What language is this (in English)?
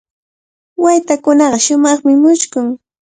Cajatambo North Lima Quechua